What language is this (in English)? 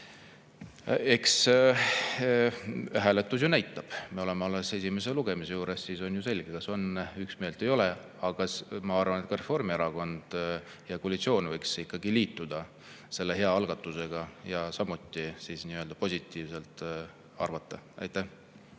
Estonian